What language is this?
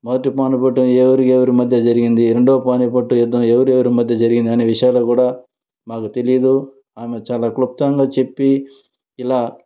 Telugu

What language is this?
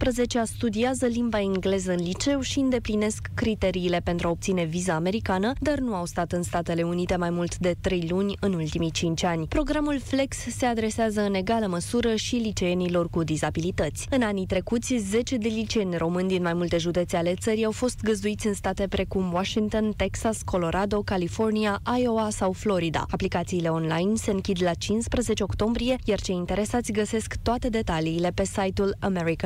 Romanian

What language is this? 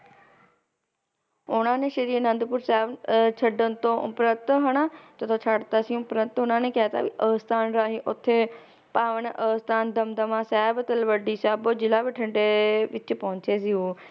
Punjabi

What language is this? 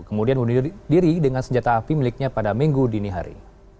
Indonesian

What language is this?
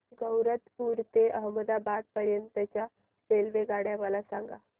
Marathi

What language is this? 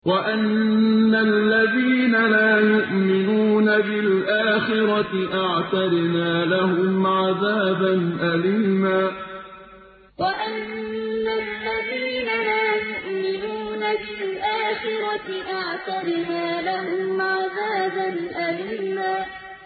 Arabic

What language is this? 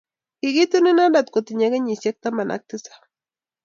Kalenjin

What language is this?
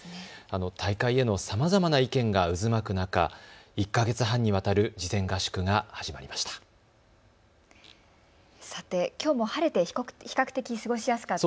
Japanese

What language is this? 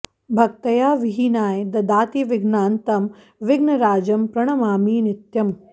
Sanskrit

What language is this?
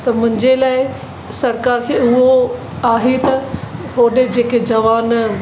Sindhi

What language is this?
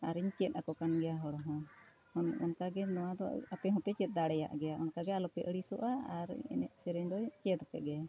Santali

